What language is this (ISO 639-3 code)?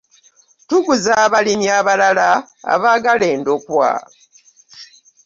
lug